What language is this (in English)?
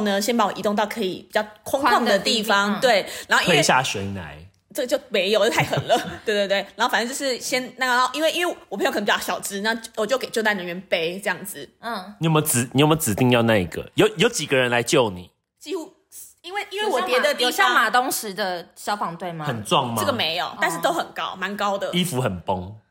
Chinese